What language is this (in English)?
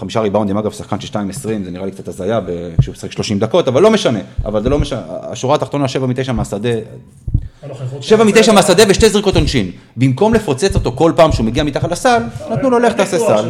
Hebrew